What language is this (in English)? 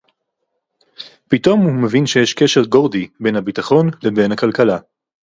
Hebrew